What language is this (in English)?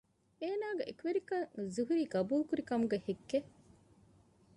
Divehi